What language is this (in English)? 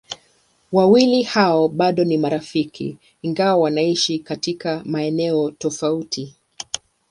Swahili